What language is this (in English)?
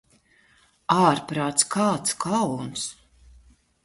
Latvian